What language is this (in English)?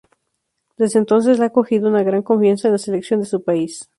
Spanish